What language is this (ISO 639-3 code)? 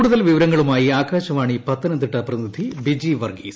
mal